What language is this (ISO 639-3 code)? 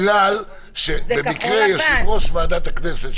heb